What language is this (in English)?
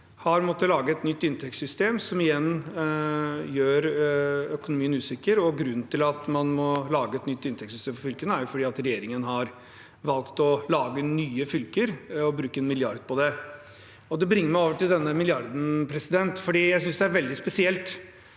Norwegian